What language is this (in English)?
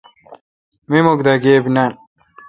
Kalkoti